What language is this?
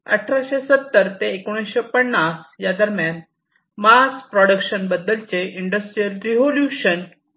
Marathi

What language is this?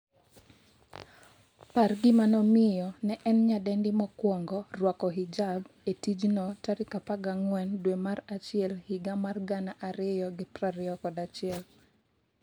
Luo (Kenya and Tanzania)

